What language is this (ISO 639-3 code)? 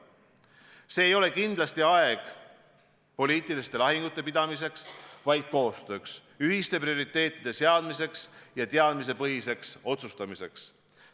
est